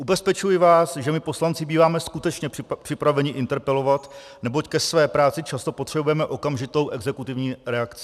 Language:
Czech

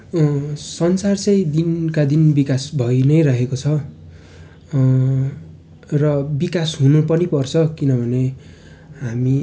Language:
Nepali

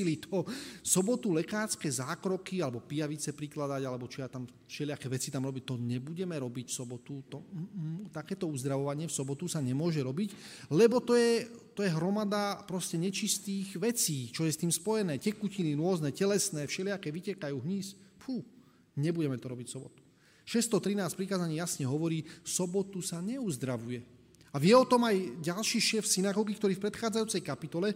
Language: Slovak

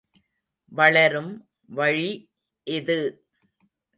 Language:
Tamil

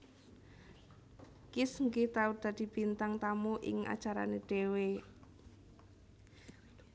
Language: Javanese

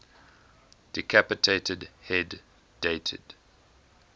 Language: English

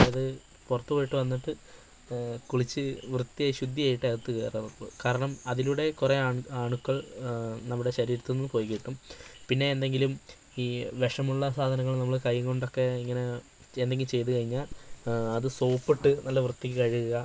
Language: Malayalam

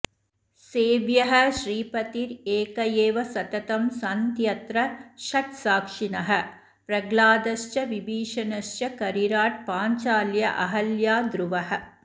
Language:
Sanskrit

